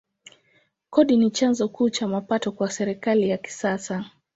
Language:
Swahili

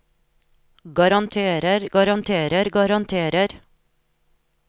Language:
Norwegian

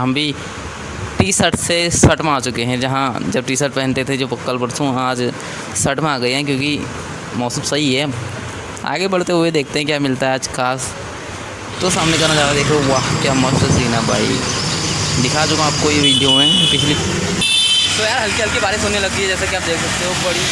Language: Hindi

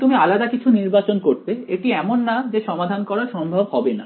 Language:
Bangla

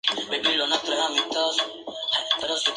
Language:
Spanish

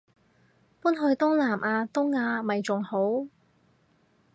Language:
Cantonese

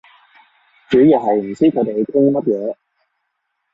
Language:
Cantonese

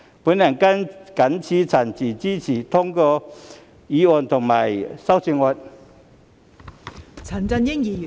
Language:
Cantonese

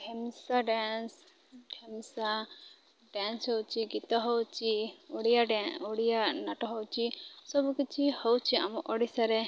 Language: Odia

